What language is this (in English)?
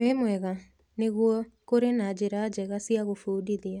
Kikuyu